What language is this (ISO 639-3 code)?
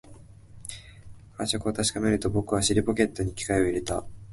jpn